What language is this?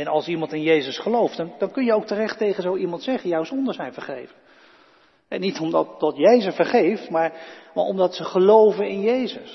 Dutch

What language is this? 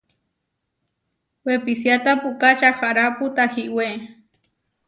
Huarijio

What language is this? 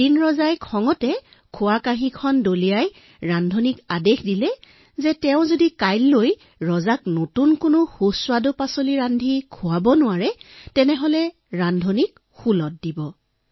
Assamese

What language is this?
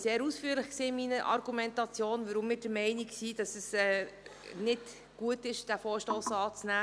Swiss German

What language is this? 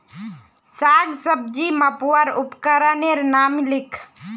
Magahi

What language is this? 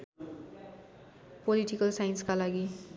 Nepali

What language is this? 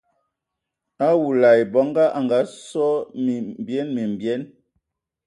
Ewondo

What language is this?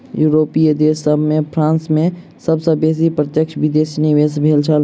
Maithili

